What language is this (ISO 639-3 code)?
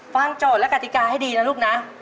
tha